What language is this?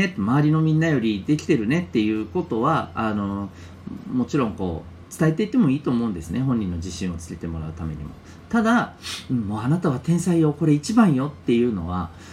Japanese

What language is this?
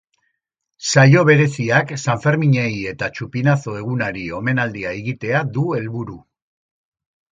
Basque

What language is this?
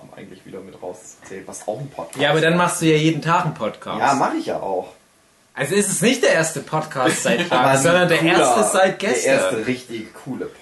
German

